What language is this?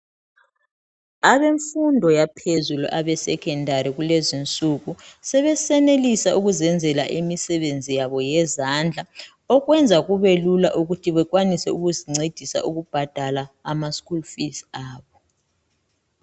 North Ndebele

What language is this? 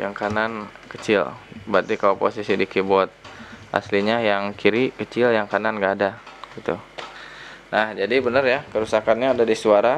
Indonesian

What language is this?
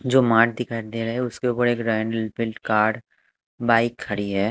Hindi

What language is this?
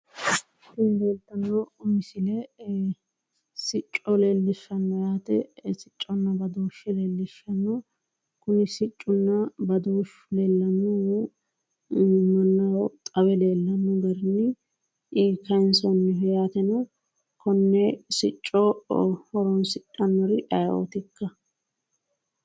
Sidamo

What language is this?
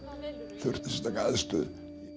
Icelandic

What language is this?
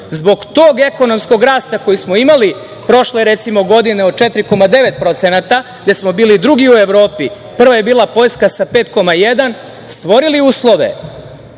Serbian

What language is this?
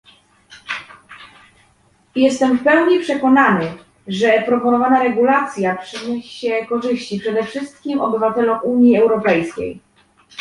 Polish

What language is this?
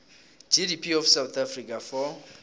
South Ndebele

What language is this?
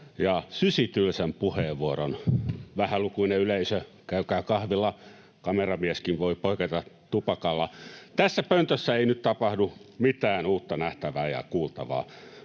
Finnish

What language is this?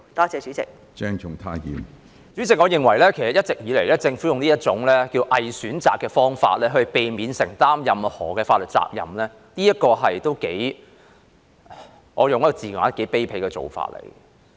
Cantonese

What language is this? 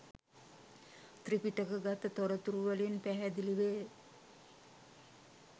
Sinhala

